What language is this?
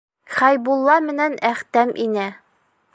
Bashkir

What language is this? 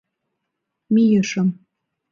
Mari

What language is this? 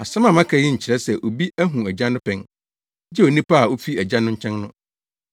Akan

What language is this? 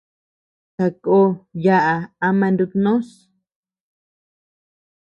Tepeuxila Cuicatec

